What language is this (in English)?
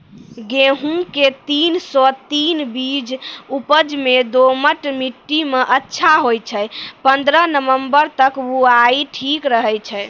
Maithili